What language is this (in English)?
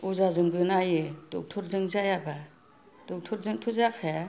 Bodo